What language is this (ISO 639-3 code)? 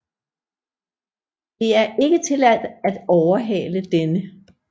dan